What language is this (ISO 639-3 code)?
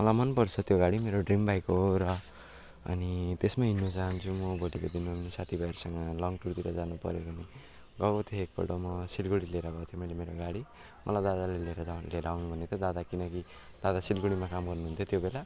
nep